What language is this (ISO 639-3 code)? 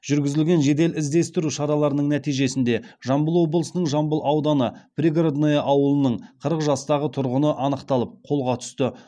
kaz